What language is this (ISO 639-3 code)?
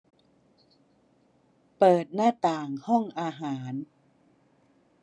tha